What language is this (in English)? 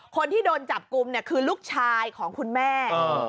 Thai